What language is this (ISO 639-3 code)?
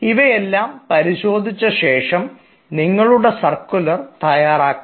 mal